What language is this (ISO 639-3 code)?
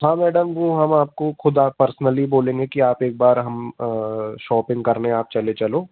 hin